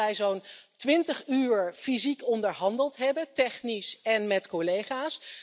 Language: Dutch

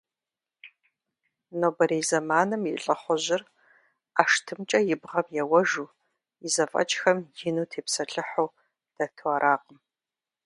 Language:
Kabardian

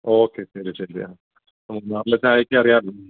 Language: Malayalam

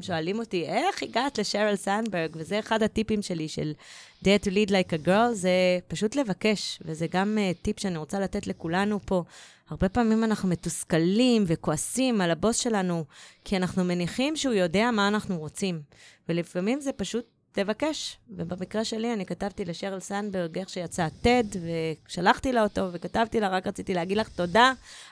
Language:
Hebrew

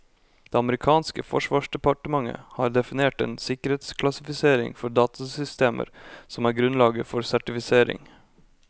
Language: Norwegian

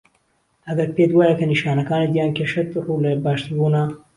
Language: Central Kurdish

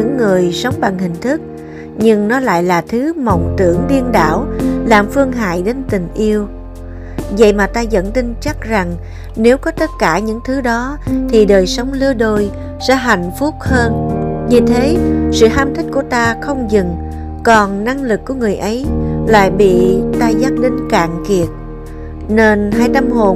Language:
Vietnamese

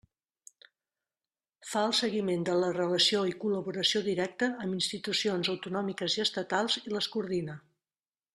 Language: Catalan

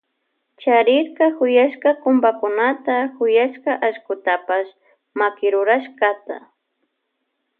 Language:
Loja Highland Quichua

